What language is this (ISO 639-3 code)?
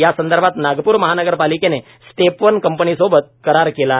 mar